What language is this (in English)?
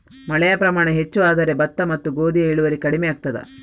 Kannada